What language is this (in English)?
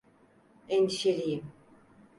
Turkish